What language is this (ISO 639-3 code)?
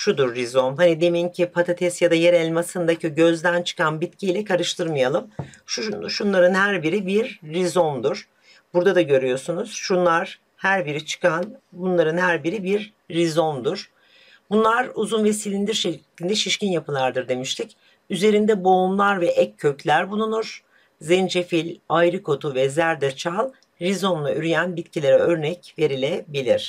tur